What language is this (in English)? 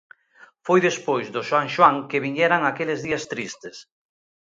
Galician